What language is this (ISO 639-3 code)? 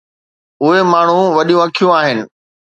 snd